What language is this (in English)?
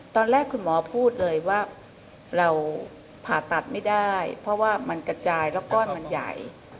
Thai